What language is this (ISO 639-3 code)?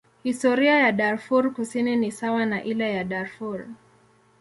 swa